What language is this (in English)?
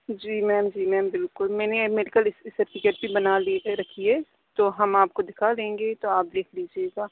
Urdu